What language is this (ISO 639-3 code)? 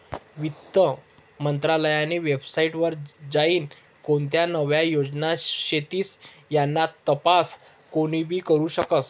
mar